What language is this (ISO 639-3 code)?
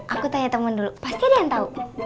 ind